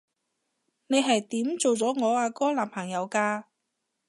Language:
Cantonese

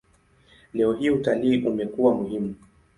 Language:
Swahili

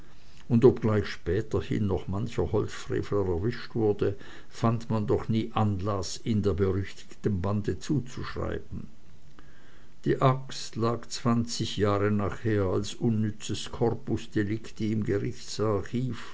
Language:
German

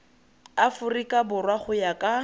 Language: Tswana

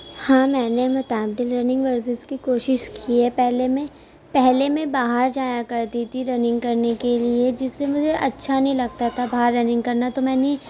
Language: Urdu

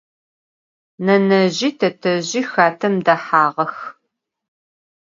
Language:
Adyghe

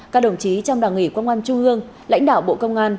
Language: Vietnamese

